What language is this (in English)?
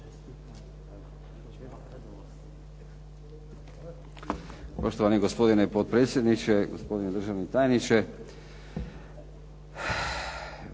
Croatian